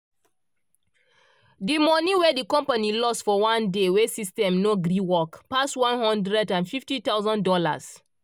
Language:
Nigerian Pidgin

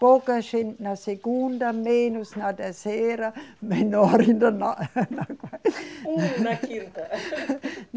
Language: Portuguese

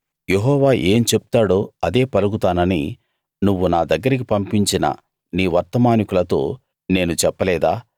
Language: Telugu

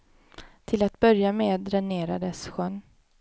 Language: Swedish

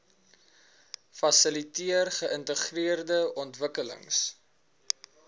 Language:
Afrikaans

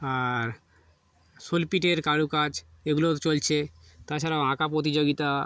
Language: Bangla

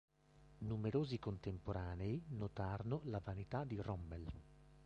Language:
Italian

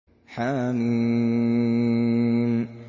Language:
Arabic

